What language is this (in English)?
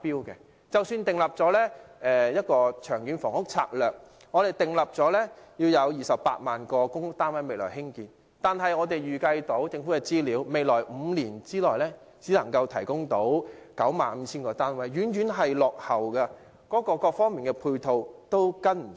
Cantonese